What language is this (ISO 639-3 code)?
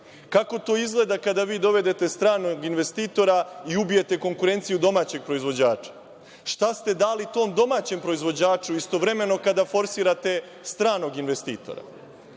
srp